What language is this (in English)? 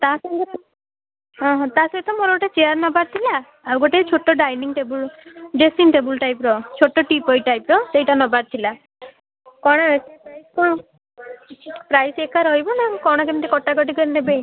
Odia